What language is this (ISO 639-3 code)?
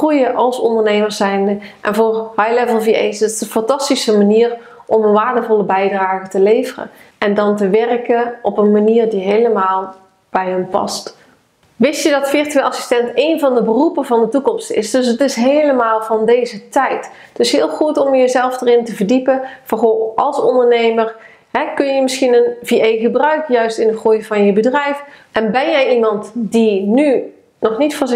nld